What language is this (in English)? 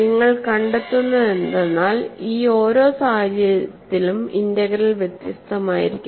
Malayalam